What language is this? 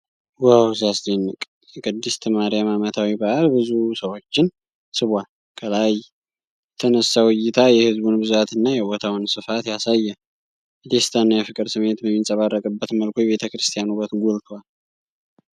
Amharic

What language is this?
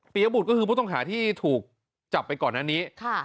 Thai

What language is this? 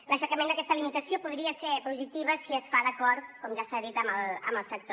Catalan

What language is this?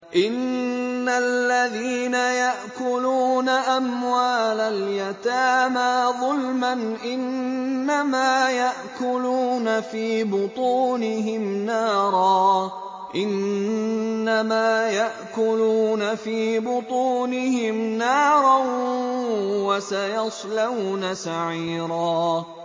Arabic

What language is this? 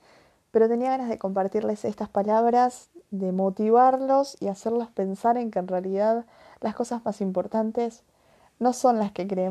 Spanish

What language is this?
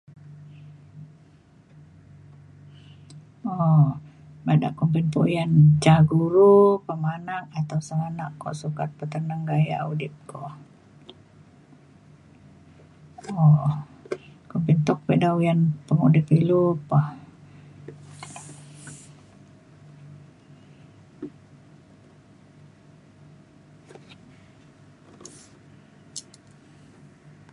Mainstream Kenyah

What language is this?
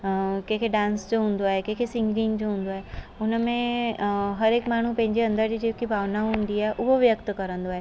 Sindhi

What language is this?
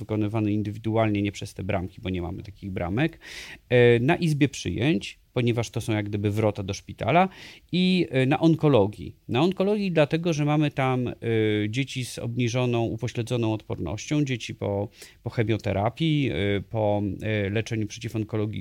Polish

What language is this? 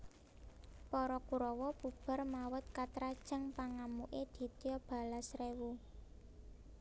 Javanese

